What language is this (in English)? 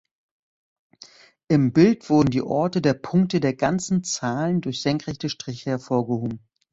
German